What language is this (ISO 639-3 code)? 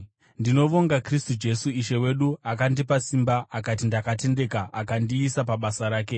sna